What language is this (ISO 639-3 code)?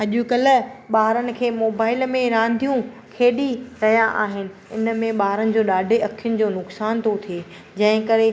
snd